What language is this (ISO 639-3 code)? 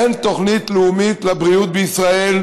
heb